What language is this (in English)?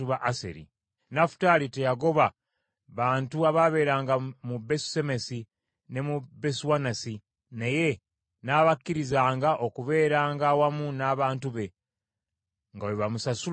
Ganda